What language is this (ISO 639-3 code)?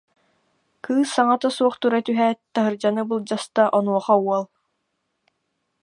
sah